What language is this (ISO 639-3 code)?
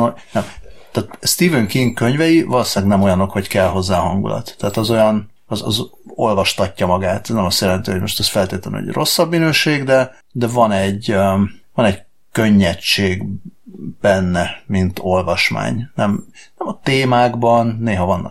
hun